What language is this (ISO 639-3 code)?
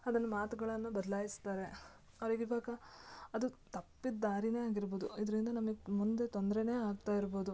kan